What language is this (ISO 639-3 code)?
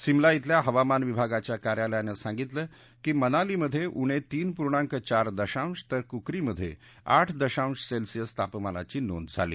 mar